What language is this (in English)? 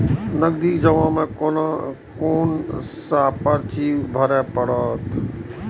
Maithili